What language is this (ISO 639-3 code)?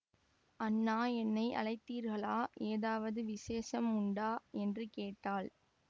tam